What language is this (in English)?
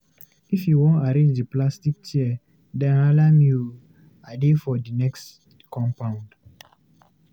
Nigerian Pidgin